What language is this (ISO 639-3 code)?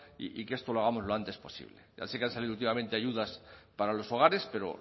spa